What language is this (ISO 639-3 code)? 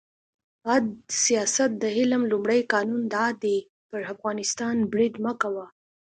pus